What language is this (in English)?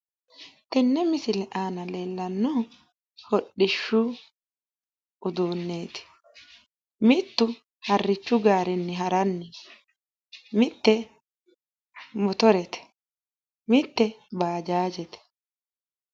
Sidamo